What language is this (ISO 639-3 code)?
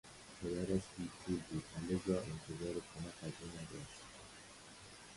fas